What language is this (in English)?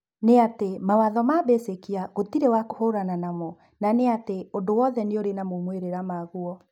Kikuyu